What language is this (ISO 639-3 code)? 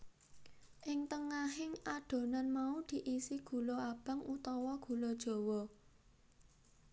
jav